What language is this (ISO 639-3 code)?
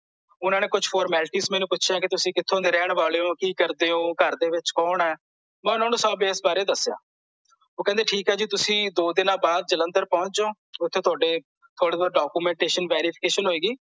pan